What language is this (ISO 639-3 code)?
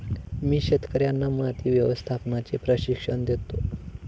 mar